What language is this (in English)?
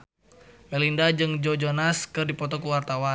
Sundanese